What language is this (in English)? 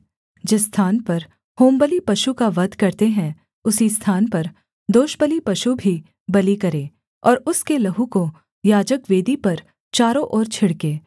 Hindi